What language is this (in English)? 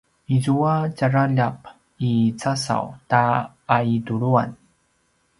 Paiwan